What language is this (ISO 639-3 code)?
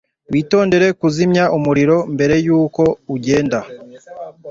kin